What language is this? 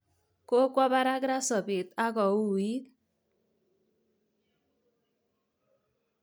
Kalenjin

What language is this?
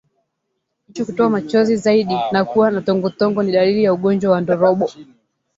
Swahili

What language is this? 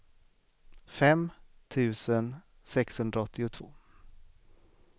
Swedish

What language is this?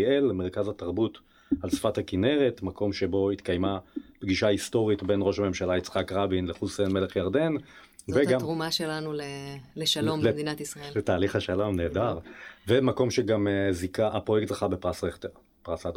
Hebrew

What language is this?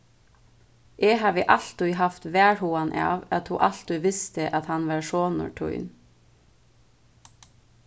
Faroese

